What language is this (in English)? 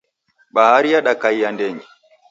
Taita